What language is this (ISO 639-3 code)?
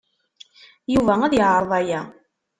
kab